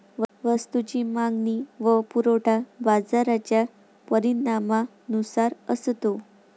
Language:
Marathi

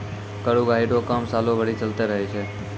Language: Maithili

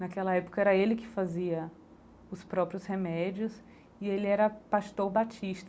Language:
Portuguese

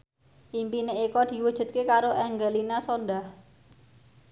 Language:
Javanese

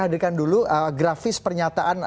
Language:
Indonesian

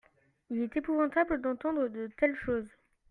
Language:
French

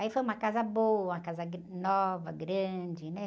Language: Portuguese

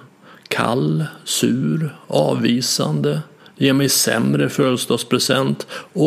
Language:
Swedish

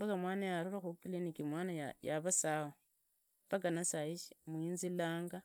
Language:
Idakho-Isukha-Tiriki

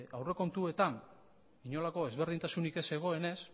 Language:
Basque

